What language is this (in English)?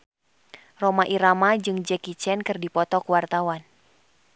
Sundanese